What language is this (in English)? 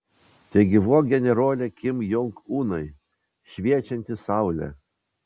Lithuanian